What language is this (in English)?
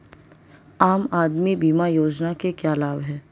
Hindi